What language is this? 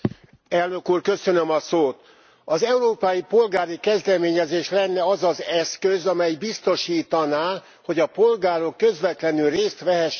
Hungarian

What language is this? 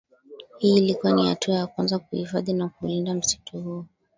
Swahili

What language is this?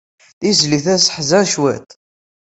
Kabyle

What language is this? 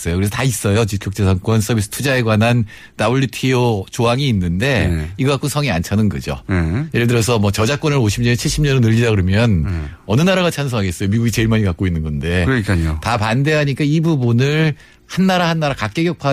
Korean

